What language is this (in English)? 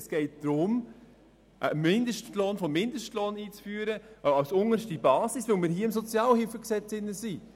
Swiss German